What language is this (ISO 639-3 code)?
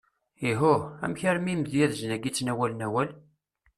kab